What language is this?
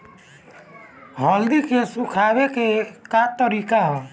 Bhojpuri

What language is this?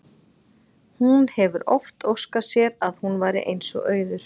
Icelandic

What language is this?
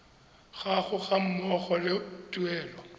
Tswana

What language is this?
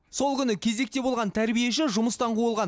Kazakh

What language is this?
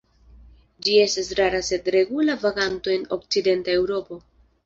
Esperanto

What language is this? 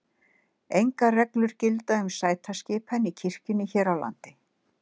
Icelandic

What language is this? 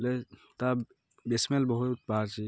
Odia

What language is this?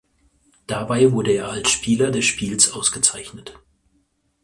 German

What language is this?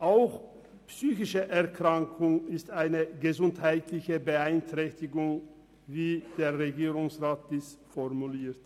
Swiss German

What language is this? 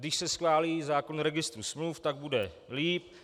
Czech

